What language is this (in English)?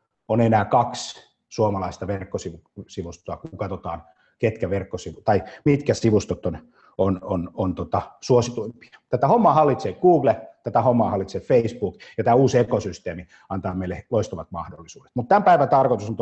Finnish